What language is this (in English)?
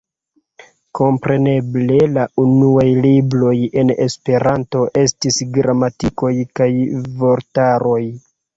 Esperanto